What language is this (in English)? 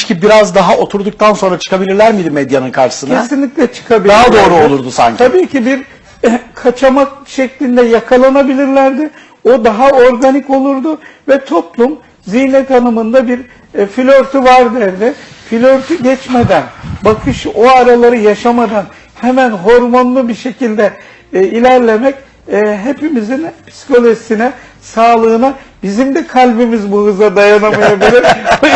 Turkish